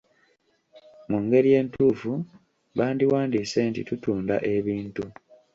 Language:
Ganda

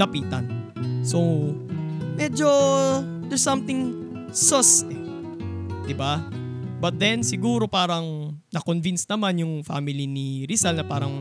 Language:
Filipino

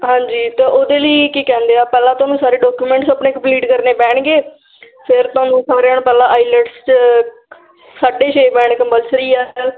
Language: Punjabi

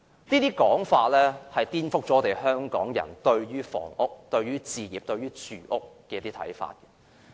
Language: Cantonese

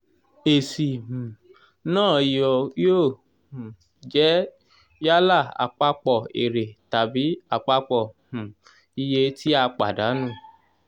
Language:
Yoruba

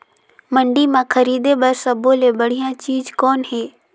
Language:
Chhattisgarhi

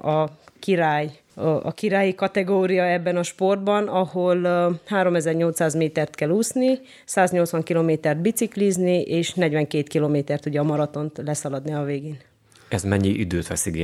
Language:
Hungarian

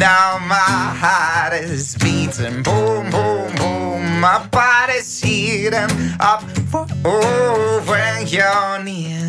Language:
Slovak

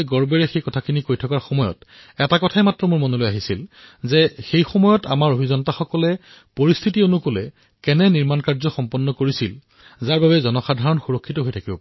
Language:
Assamese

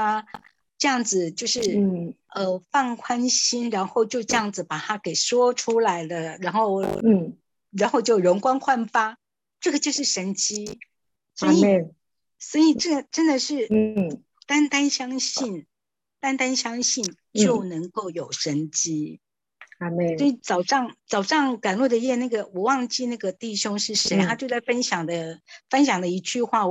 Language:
Chinese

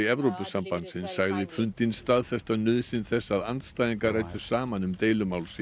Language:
Icelandic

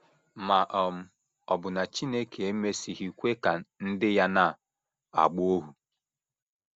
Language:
Igbo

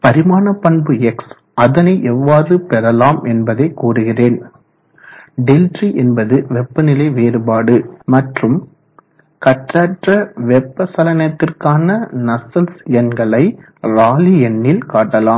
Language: Tamil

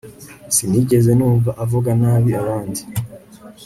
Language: Kinyarwanda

